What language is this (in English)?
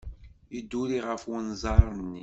Kabyle